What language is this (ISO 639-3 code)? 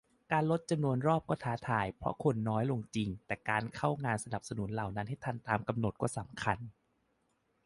tha